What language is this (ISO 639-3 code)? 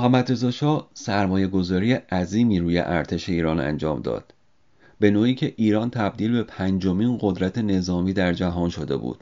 fas